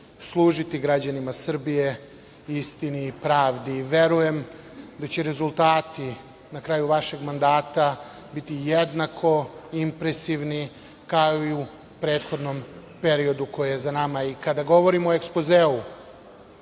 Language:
Serbian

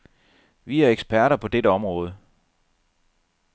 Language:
Danish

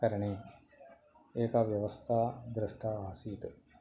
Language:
Sanskrit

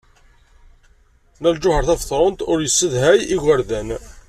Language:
Kabyle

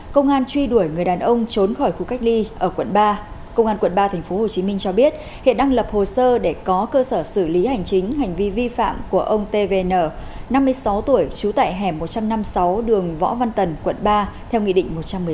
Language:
Vietnamese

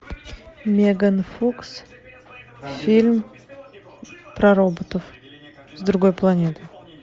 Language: Russian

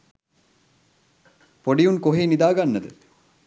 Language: Sinhala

